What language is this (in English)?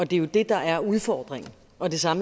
Danish